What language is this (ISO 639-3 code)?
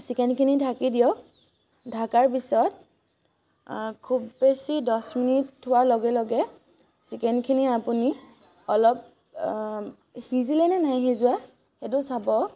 asm